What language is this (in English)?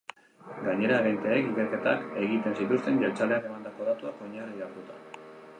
Basque